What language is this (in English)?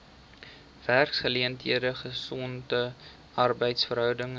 Afrikaans